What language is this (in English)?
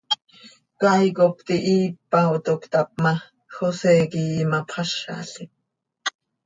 Seri